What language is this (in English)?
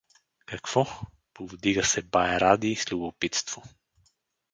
Bulgarian